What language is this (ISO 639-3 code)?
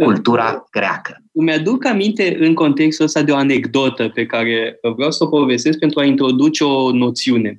ron